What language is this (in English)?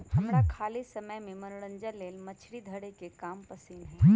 Magahi